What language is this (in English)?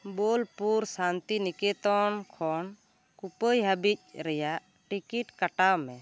Santali